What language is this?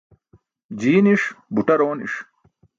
Burushaski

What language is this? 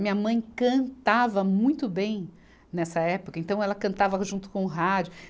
Portuguese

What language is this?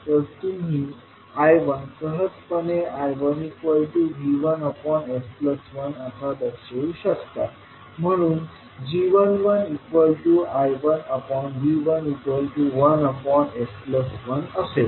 Marathi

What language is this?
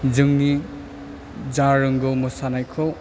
Bodo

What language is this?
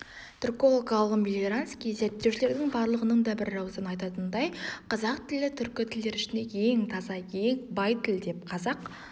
Kazakh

